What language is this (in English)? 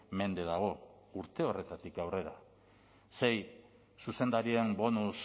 Basque